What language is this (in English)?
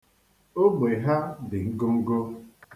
Igbo